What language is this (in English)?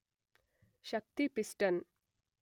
Kannada